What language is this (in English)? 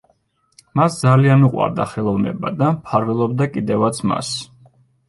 Georgian